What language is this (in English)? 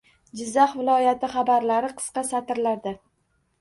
Uzbek